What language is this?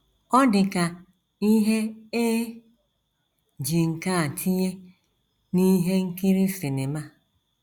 Igbo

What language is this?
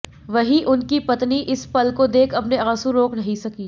Hindi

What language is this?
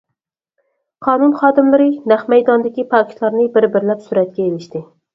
Uyghur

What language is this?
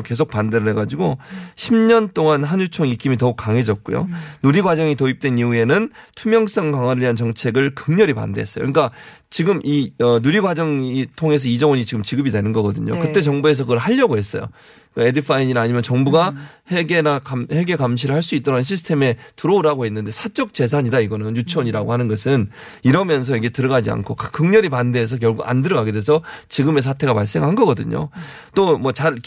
Korean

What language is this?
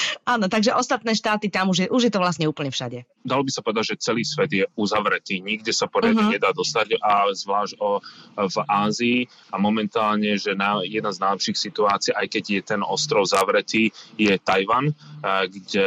Slovak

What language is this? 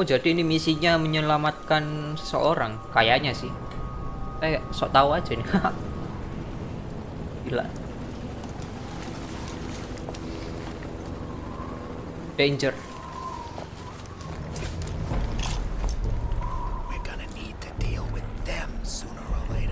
Indonesian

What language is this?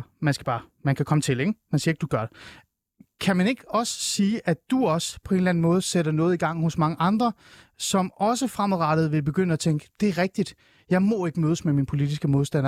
Danish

